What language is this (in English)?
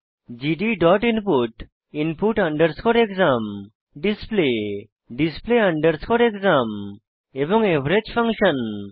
Bangla